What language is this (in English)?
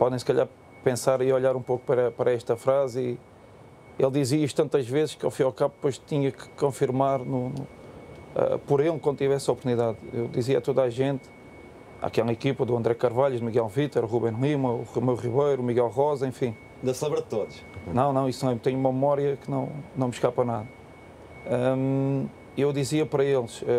Portuguese